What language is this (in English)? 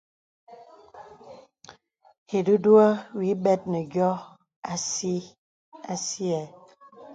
Bebele